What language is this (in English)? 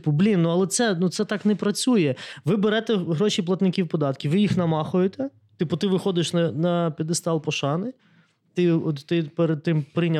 Ukrainian